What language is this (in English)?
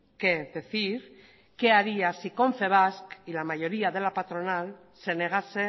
Spanish